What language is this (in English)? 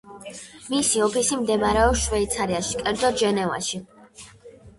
Georgian